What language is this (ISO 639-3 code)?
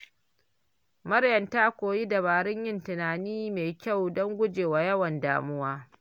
hau